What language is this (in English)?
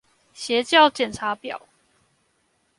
Chinese